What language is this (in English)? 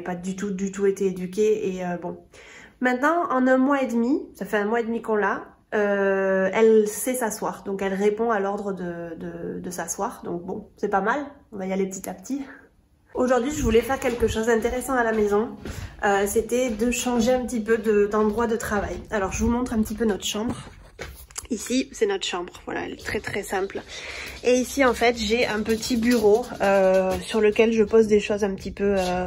French